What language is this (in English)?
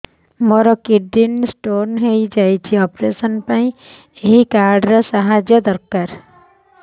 Odia